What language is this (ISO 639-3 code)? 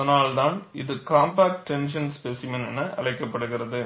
tam